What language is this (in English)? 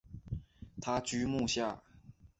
Chinese